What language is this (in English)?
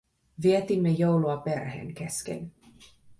Finnish